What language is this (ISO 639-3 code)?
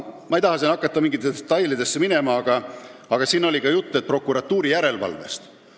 est